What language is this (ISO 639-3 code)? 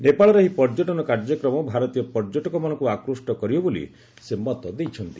ori